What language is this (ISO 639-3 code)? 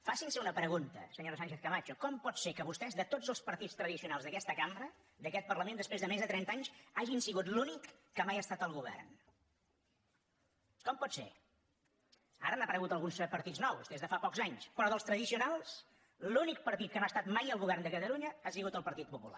cat